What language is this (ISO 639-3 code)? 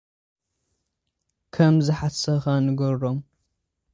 tir